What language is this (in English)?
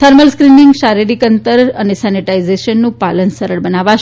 Gujarati